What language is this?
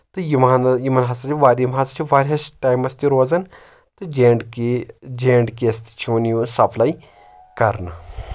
Kashmiri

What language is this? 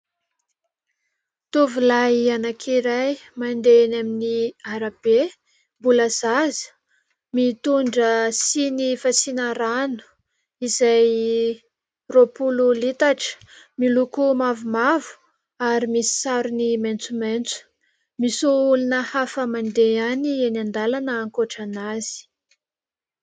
Malagasy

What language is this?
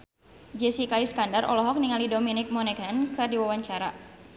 Sundanese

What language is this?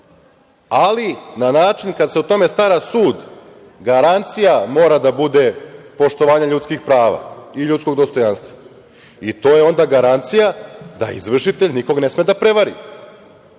Serbian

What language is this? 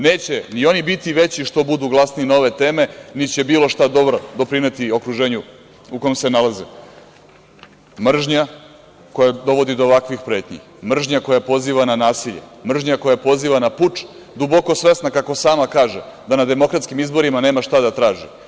Serbian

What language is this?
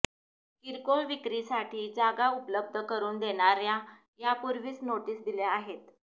Marathi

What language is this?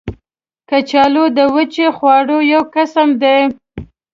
Pashto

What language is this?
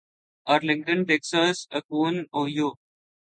Urdu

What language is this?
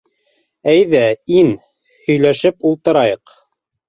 Bashkir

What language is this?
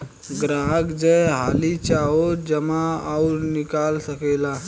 Bhojpuri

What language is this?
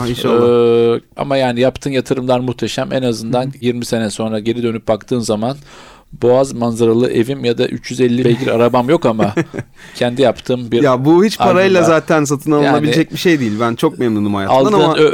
Turkish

